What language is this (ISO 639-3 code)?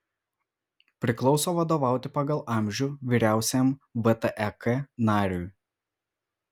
lit